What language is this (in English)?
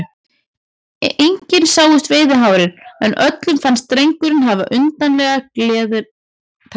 Icelandic